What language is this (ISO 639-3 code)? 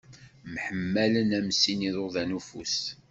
kab